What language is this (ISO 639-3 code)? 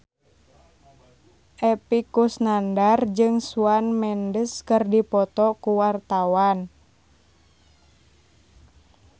sun